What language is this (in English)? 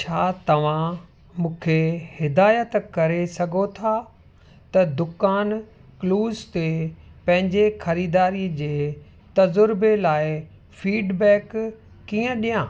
Sindhi